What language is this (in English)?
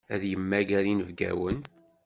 Kabyle